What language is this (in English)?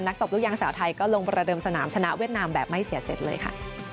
Thai